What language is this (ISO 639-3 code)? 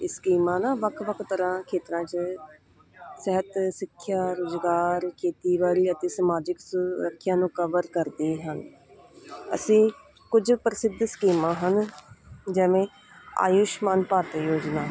pan